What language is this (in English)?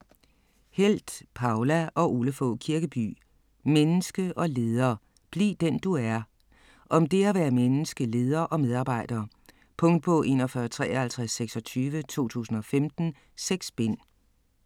Danish